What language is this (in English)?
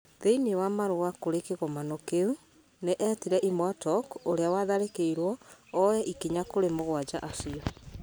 Kikuyu